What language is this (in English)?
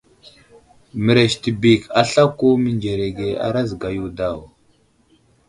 Wuzlam